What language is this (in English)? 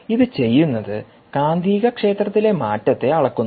Malayalam